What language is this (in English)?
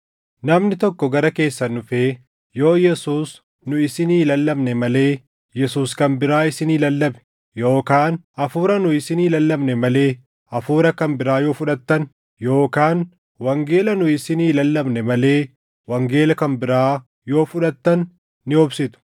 Oromo